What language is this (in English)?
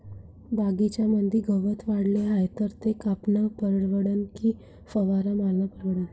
Marathi